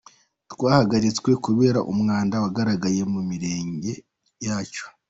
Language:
Kinyarwanda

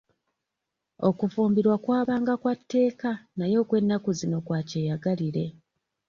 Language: Ganda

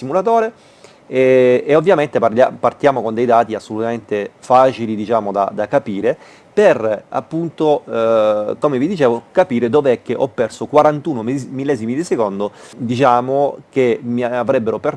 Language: Italian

